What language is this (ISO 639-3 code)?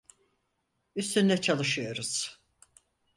tur